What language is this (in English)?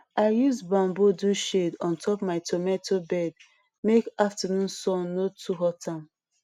Nigerian Pidgin